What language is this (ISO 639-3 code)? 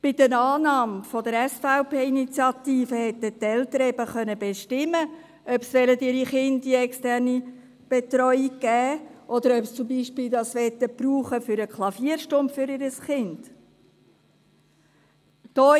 gsw